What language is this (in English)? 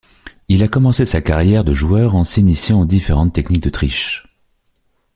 French